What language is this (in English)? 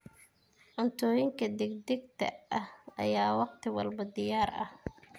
Somali